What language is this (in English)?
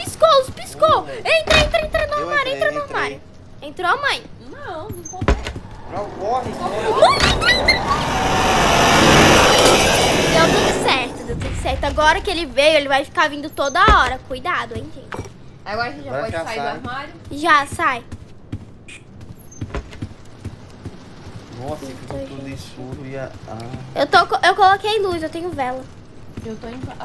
Portuguese